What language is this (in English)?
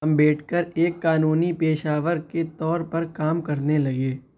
Urdu